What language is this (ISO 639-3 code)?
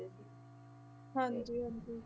pan